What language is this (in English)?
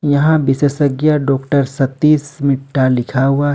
Hindi